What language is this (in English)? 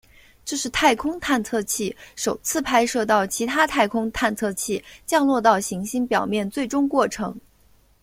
Chinese